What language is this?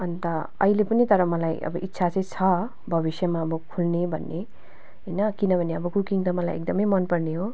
Nepali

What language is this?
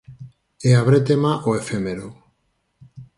Galician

